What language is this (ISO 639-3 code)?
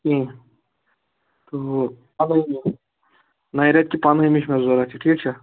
kas